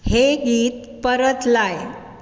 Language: Konkani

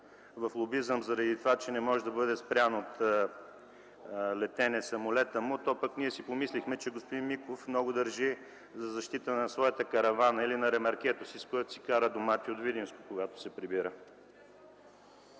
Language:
Bulgarian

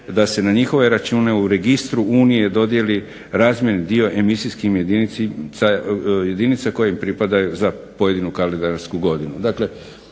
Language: Croatian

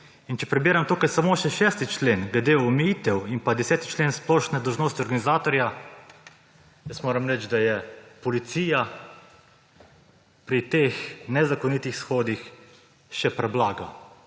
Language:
Slovenian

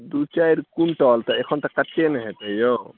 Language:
Maithili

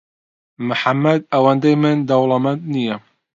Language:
Central Kurdish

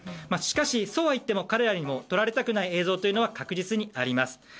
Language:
Japanese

